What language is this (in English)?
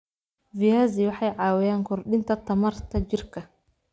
Somali